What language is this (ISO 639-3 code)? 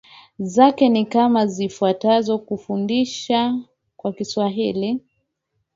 swa